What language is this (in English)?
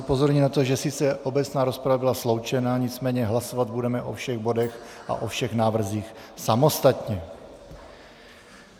Czech